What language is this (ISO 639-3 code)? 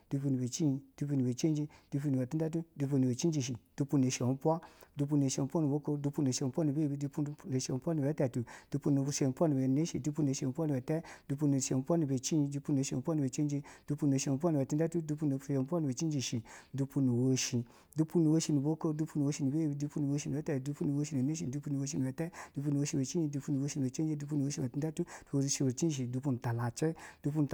bzw